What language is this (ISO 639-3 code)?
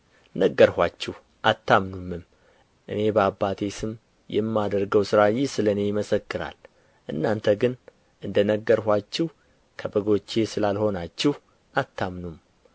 amh